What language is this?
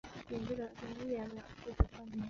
Chinese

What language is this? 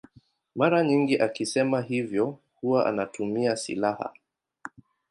Swahili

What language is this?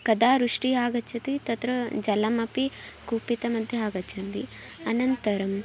Sanskrit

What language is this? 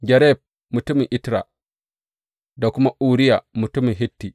Hausa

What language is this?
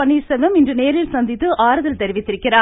Tamil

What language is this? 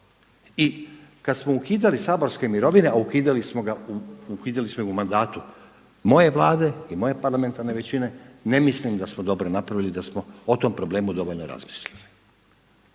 Croatian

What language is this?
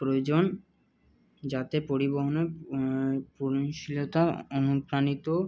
Bangla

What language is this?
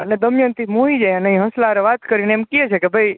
Gujarati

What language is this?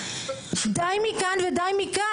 Hebrew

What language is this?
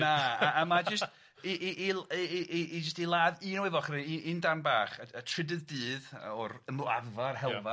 Welsh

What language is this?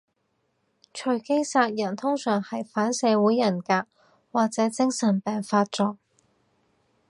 Cantonese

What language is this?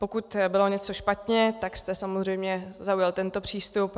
Czech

